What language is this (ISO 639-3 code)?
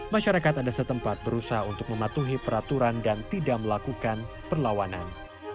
ind